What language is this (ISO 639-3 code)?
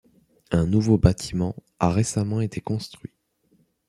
fra